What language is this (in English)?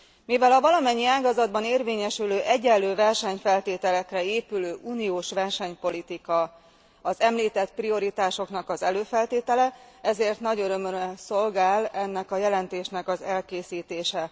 Hungarian